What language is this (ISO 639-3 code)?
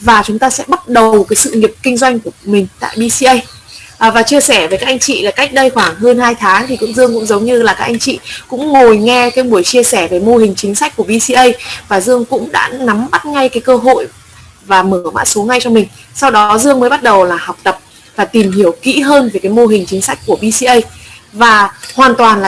vie